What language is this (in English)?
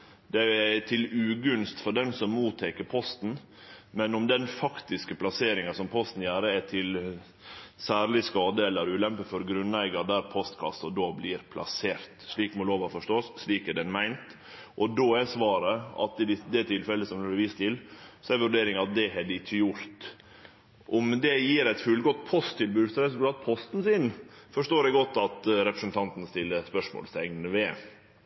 Norwegian Nynorsk